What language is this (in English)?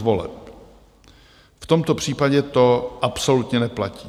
Czech